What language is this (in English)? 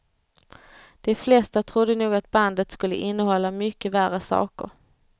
Swedish